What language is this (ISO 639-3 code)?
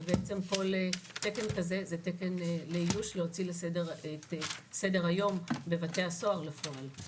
heb